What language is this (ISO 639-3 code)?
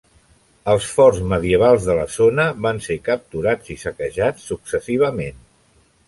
cat